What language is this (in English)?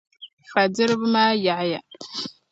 Dagbani